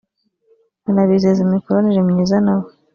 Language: Kinyarwanda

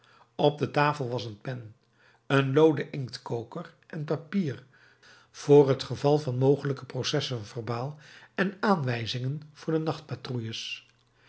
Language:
Dutch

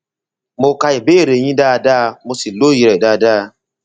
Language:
Yoruba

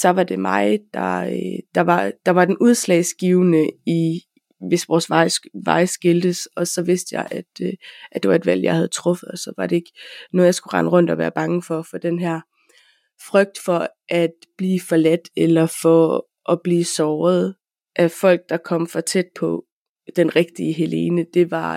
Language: Danish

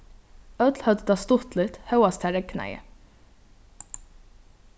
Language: Faroese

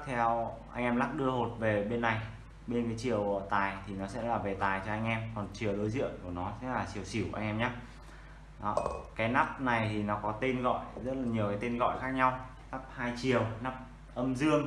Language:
Vietnamese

